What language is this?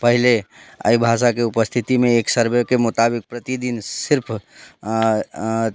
Maithili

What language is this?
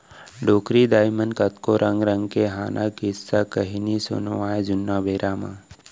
Chhattisgarhi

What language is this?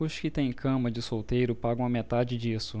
Portuguese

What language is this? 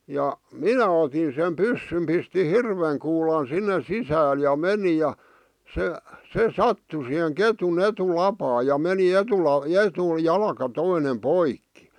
Finnish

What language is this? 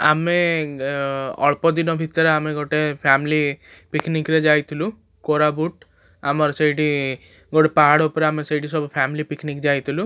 Odia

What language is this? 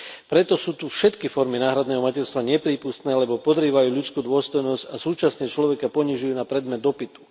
Slovak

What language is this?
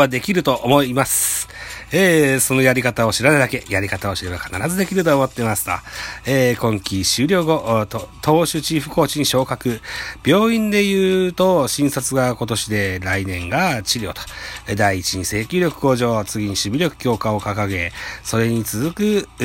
Japanese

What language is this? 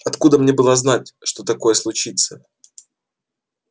Russian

